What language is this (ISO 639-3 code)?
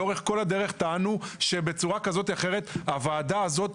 heb